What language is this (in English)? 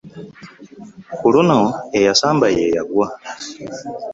Ganda